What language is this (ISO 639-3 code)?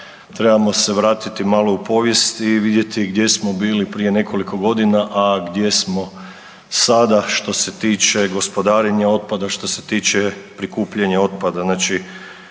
hrv